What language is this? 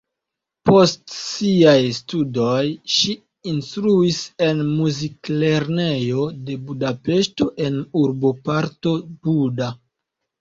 Esperanto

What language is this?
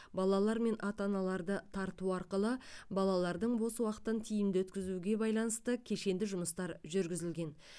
Kazakh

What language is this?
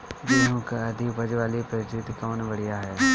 Bhojpuri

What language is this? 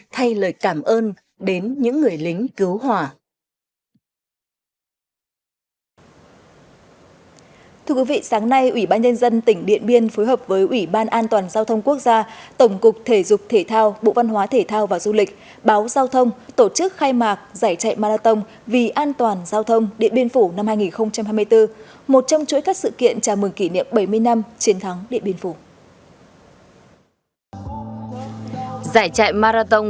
Vietnamese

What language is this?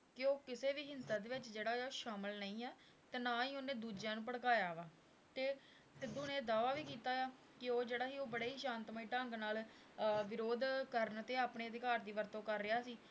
Punjabi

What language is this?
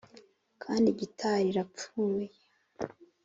Kinyarwanda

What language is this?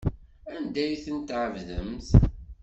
Kabyle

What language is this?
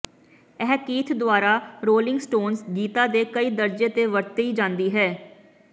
Punjabi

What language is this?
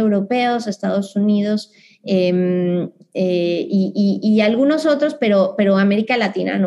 Spanish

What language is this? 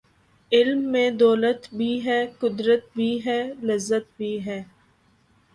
Urdu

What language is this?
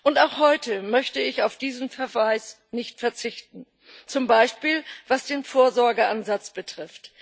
German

